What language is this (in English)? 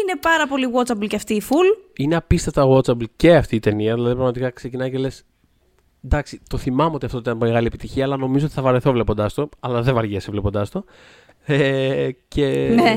Greek